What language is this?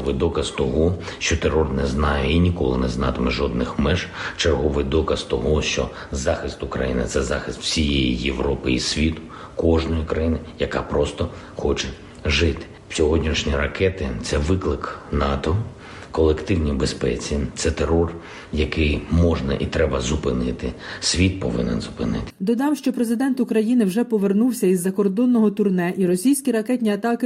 Ukrainian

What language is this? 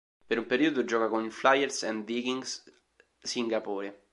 Italian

